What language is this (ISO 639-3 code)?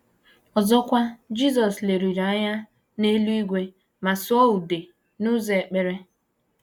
ibo